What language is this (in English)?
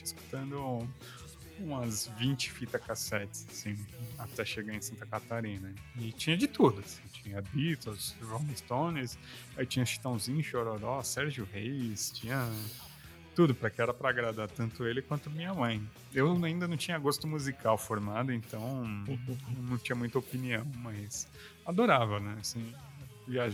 Portuguese